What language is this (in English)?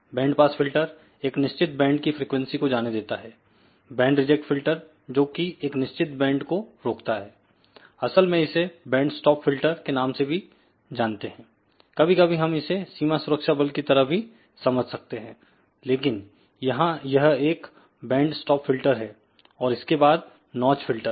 Hindi